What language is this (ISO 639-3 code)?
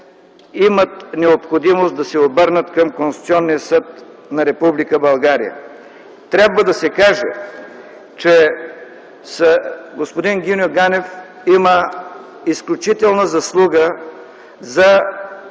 bul